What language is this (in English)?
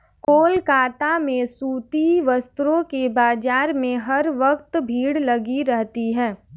Hindi